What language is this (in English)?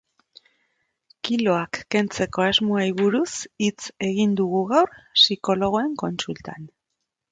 Basque